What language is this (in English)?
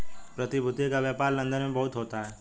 Hindi